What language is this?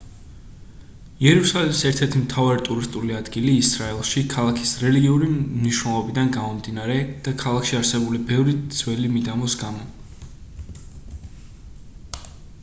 Georgian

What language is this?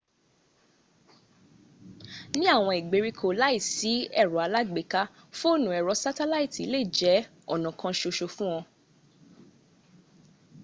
Yoruba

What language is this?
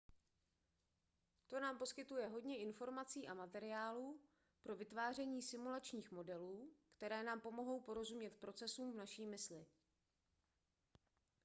Czech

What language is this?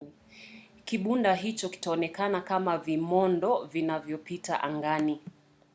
Swahili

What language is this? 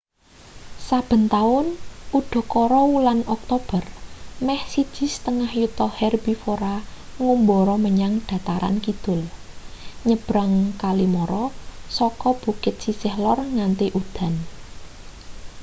Javanese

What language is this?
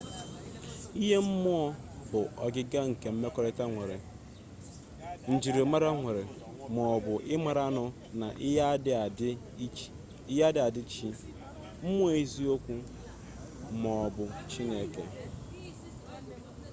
Igbo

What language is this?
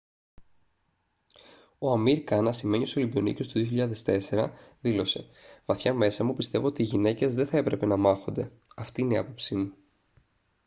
Greek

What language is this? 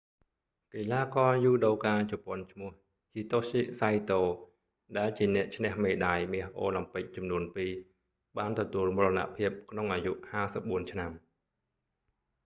Khmer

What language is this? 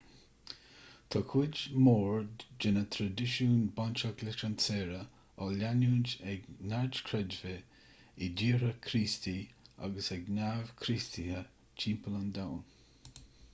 Irish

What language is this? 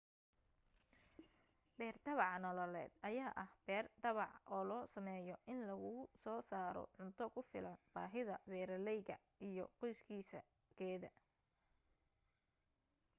Somali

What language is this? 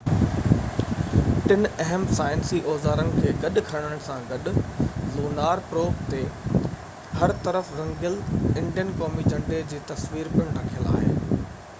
Sindhi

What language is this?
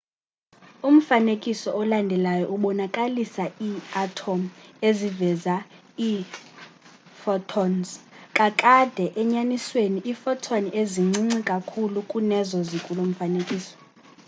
Xhosa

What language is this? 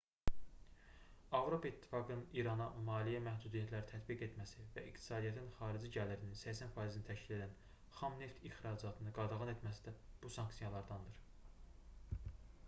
Azerbaijani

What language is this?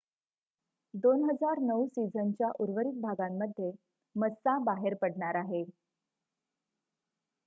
Marathi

